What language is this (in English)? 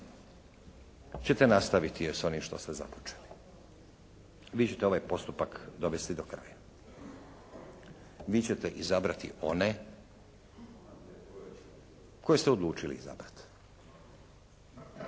Croatian